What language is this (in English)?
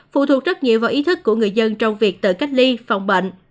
Vietnamese